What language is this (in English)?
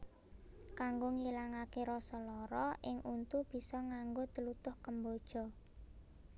Javanese